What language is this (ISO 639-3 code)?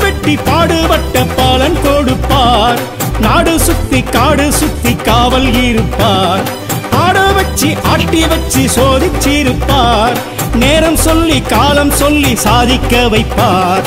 tam